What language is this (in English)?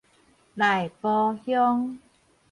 Min Nan Chinese